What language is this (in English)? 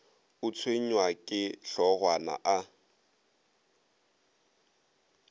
Northern Sotho